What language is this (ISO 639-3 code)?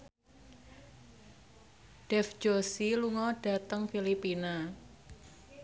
jav